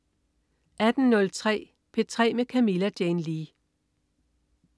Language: Danish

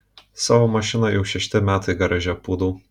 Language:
Lithuanian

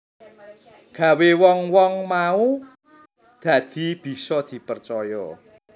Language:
Javanese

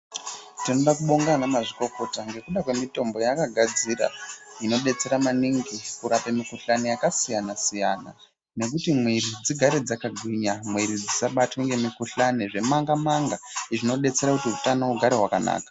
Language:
Ndau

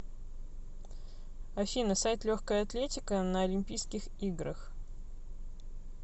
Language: Russian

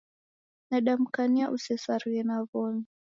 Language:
Taita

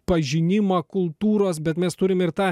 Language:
Lithuanian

